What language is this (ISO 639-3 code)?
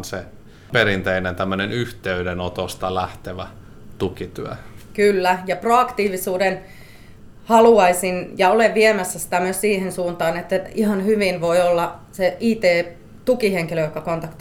fin